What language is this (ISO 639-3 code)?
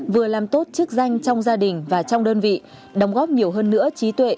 vie